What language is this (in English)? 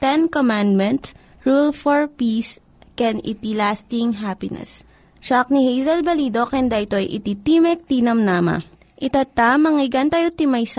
Filipino